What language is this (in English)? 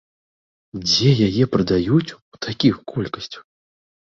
Belarusian